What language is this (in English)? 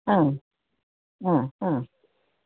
Malayalam